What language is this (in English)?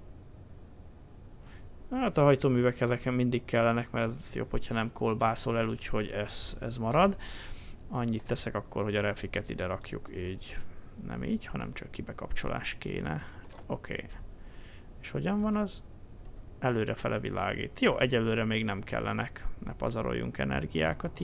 Hungarian